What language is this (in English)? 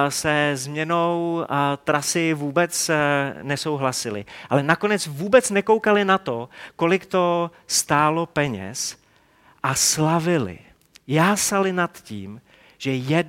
Czech